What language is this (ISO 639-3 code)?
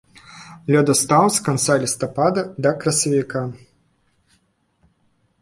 bel